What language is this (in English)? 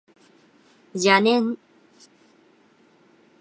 Japanese